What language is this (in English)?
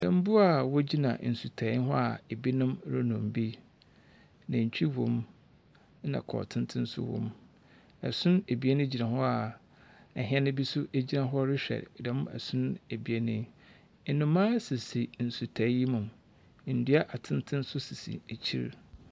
Akan